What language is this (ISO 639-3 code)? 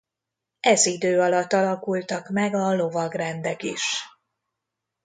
hun